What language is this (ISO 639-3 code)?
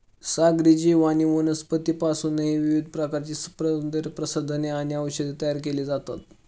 mar